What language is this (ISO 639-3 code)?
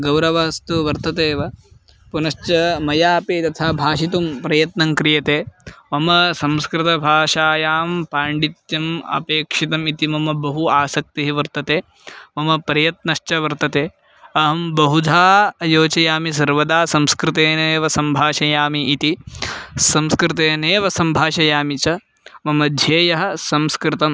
san